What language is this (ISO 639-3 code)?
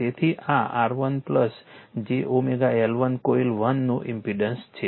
guj